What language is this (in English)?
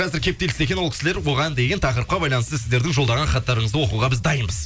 Kazakh